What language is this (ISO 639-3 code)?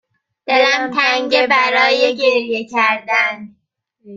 fas